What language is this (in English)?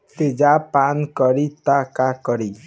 Bhojpuri